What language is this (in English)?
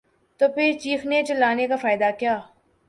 Urdu